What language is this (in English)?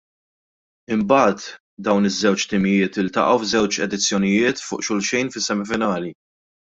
Maltese